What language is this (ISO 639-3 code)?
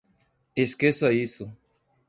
por